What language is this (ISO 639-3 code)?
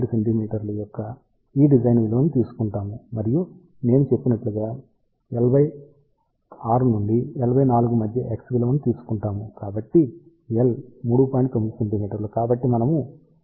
tel